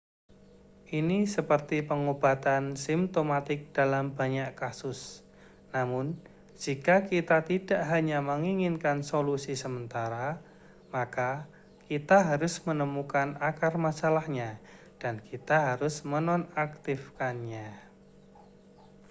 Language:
Indonesian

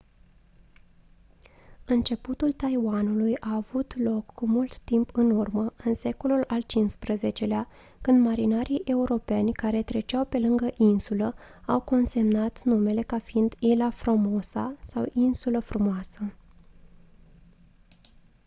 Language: Romanian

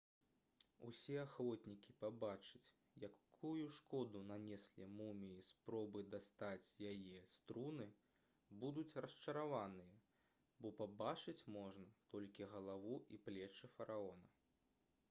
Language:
Belarusian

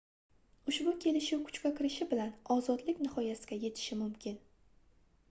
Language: Uzbek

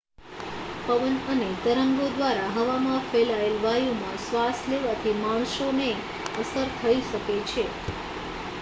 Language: Gujarati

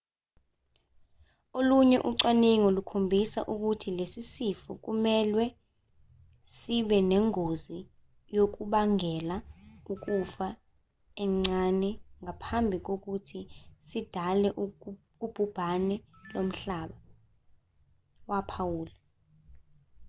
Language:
Zulu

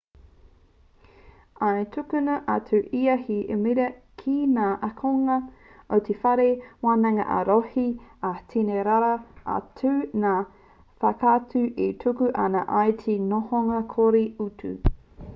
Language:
Māori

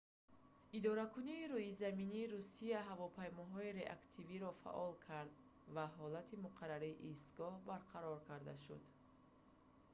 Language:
Tajik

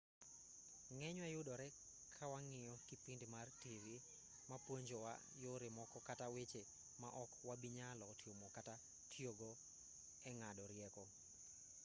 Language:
Luo (Kenya and Tanzania)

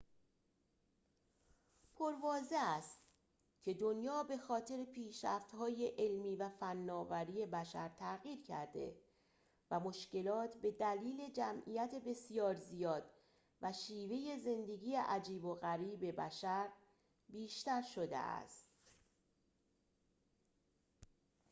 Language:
Persian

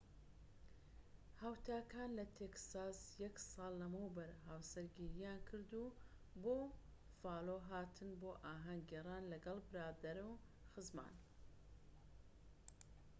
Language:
Central Kurdish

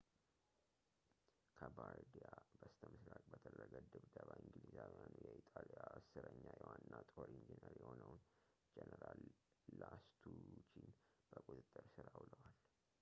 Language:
Amharic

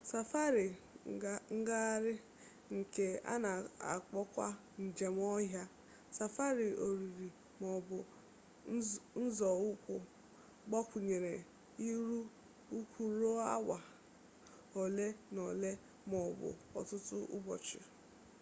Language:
Igbo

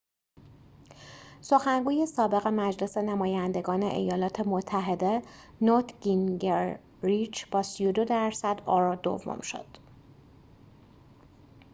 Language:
Persian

